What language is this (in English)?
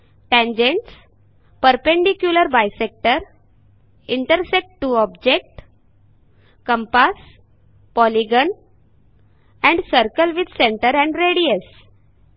Marathi